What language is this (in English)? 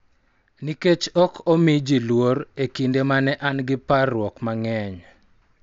Luo (Kenya and Tanzania)